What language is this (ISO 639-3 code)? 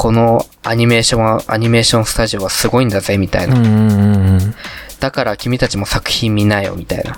jpn